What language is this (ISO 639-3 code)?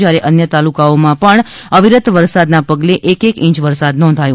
guj